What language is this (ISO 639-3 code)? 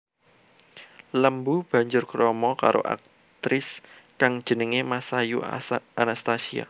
jav